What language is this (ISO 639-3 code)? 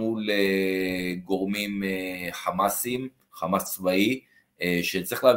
heb